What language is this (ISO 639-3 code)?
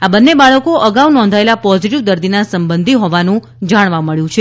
guj